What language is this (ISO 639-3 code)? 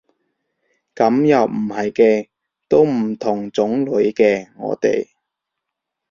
yue